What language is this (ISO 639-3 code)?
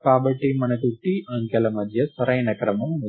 tel